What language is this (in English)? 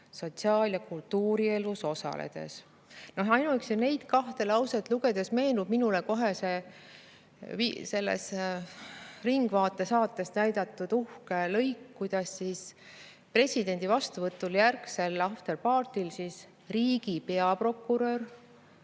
Estonian